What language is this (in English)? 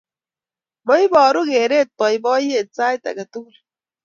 Kalenjin